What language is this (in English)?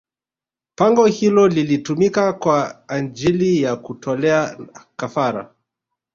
Swahili